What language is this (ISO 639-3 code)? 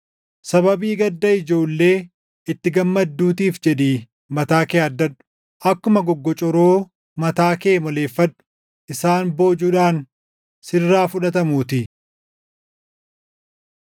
orm